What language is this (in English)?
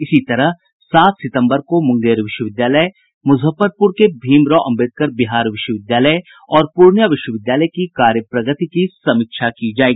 Hindi